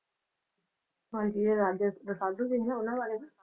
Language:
Punjabi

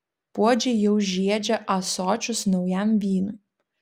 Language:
Lithuanian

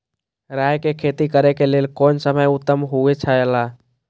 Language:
Maithili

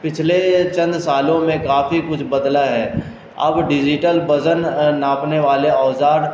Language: Urdu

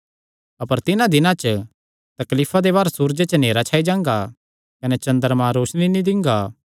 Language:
Kangri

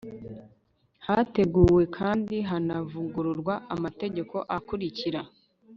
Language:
Kinyarwanda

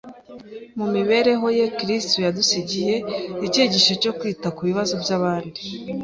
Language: Kinyarwanda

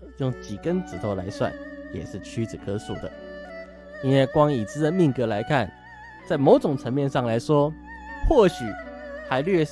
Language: Chinese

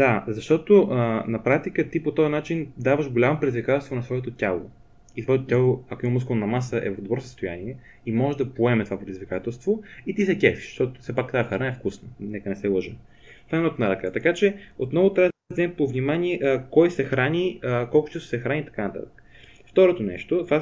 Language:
Bulgarian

